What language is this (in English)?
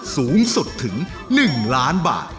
Thai